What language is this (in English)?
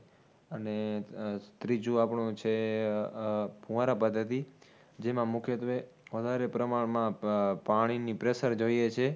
Gujarati